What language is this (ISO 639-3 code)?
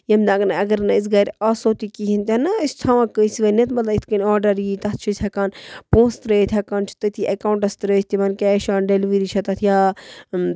kas